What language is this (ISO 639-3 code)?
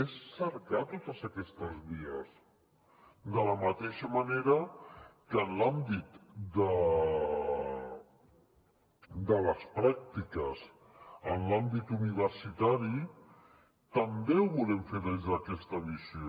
cat